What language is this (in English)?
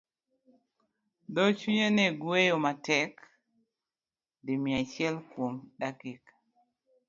Luo (Kenya and Tanzania)